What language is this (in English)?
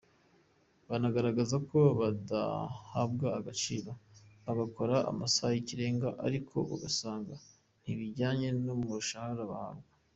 Kinyarwanda